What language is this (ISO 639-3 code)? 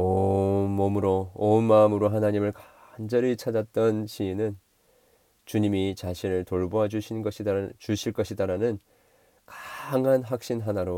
kor